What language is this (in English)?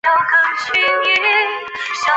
Chinese